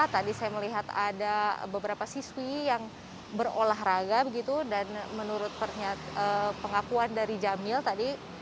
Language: Indonesian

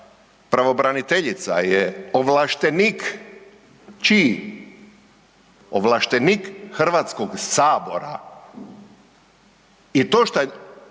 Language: Croatian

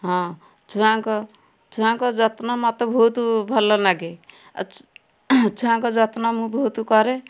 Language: Odia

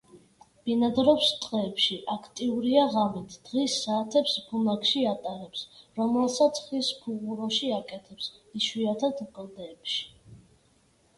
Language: Georgian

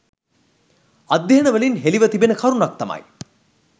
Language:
Sinhala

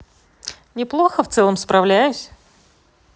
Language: Russian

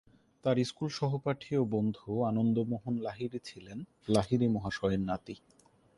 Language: Bangla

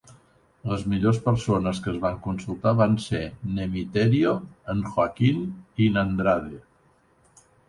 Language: Catalan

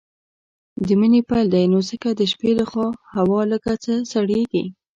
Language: Pashto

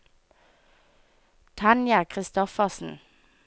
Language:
Norwegian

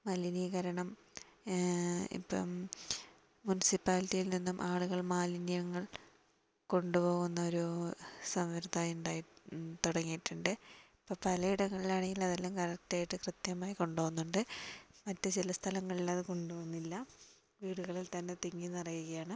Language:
Malayalam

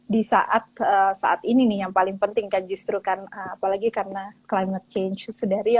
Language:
Indonesian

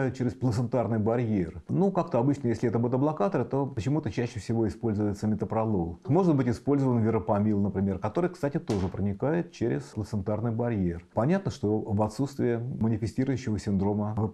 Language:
Russian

